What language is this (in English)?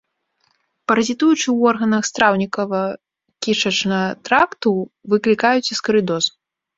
Belarusian